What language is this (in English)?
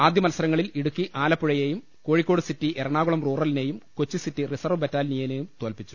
Malayalam